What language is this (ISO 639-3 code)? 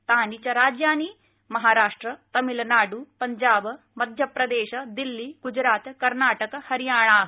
san